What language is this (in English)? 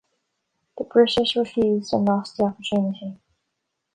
English